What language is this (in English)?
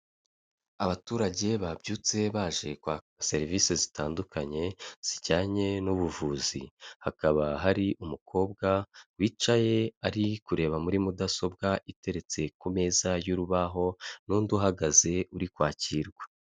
Kinyarwanda